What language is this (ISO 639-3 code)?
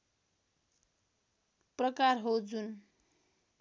nep